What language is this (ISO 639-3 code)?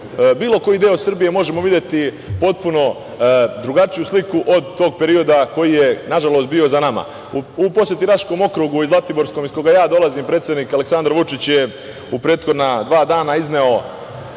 srp